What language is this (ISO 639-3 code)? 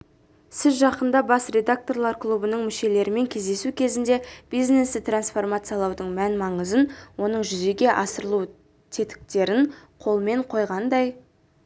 kaz